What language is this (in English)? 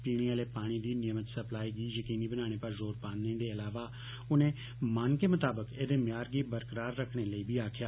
Dogri